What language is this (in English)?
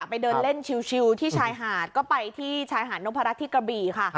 Thai